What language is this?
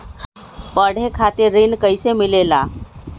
Magahi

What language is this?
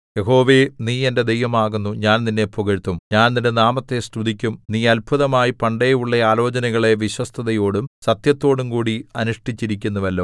Malayalam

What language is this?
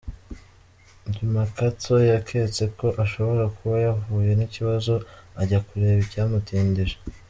Kinyarwanda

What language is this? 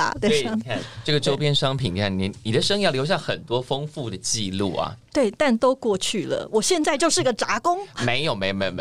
Chinese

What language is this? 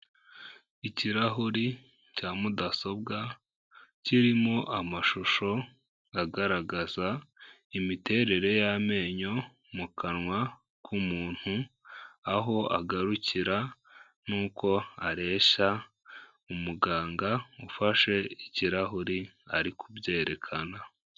Kinyarwanda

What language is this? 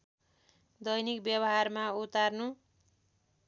Nepali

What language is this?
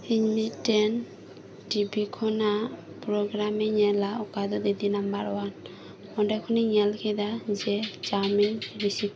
Santali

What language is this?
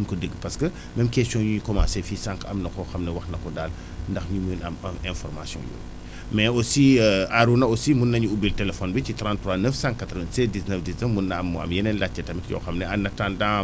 Wolof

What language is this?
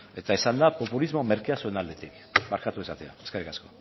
Basque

